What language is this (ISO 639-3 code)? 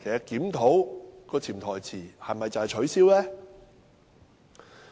yue